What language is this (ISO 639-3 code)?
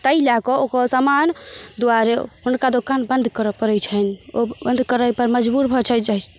mai